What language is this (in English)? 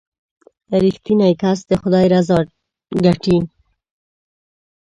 Pashto